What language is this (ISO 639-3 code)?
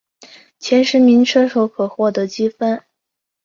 zho